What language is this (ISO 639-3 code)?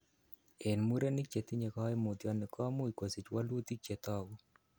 kln